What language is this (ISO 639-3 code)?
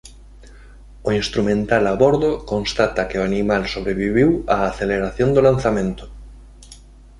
glg